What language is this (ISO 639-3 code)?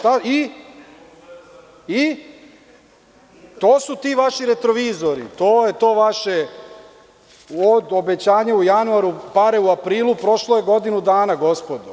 srp